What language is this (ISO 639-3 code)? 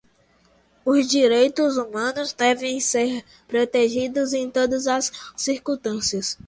por